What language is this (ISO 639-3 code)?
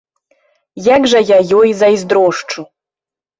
bel